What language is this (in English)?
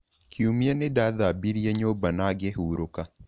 Kikuyu